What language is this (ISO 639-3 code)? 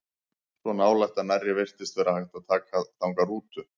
isl